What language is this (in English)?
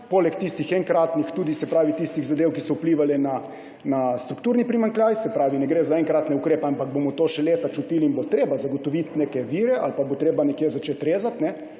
Slovenian